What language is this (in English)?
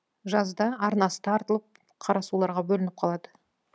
Kazakh